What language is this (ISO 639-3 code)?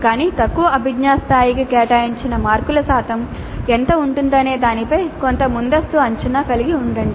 tel